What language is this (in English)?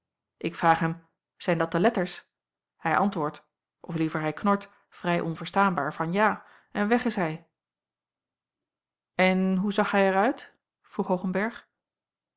Dutch